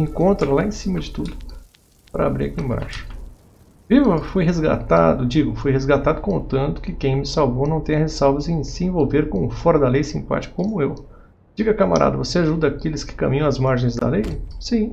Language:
Portuguese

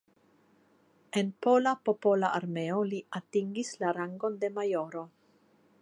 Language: Esperanto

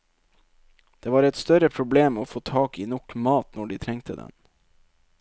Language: Norwegian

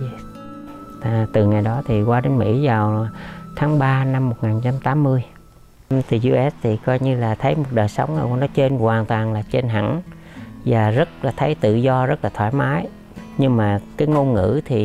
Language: Vietnamese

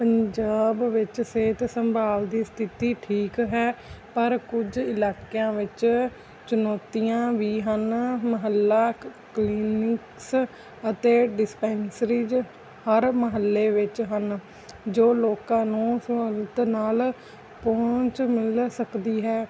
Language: Punjabi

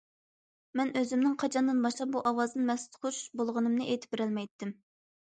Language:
Uyghur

